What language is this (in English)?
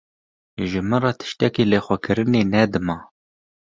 Kurdish